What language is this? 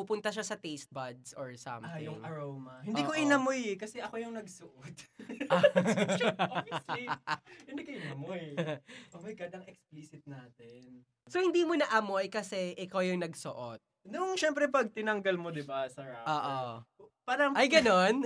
Filipino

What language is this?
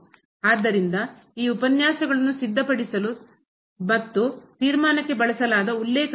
Kannada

